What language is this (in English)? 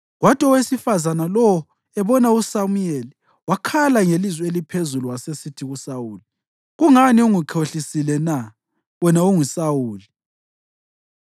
North Ndebele